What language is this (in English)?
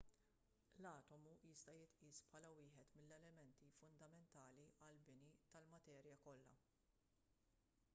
Maltese